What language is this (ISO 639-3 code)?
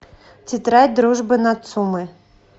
rus